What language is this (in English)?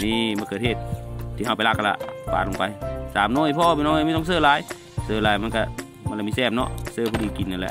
Thai